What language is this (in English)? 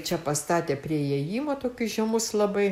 Lithuanian